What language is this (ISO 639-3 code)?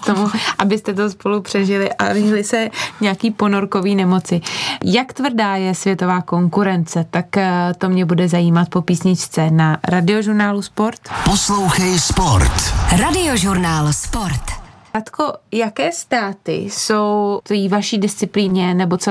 ces